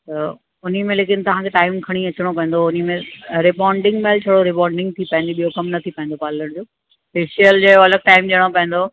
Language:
Sindhi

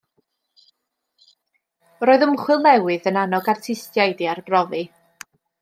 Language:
Welsh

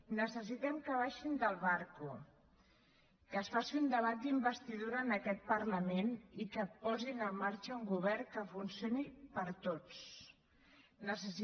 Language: Catalan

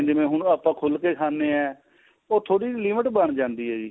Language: Punjabi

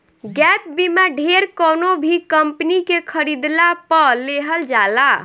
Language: Bhojpuri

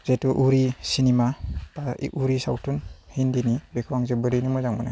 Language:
Bodo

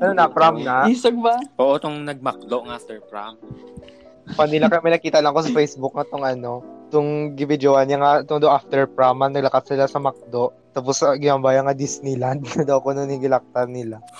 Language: Filipino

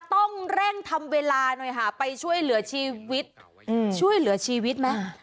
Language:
Thai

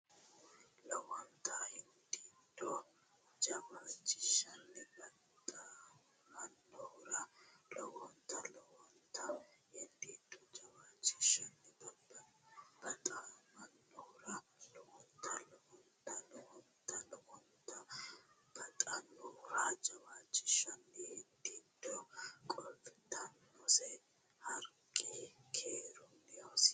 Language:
Sidamo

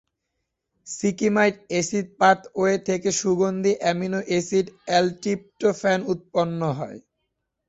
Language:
Bangla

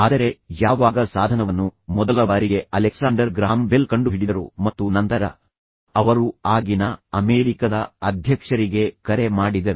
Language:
Kannada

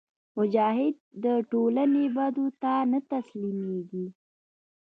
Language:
Pashto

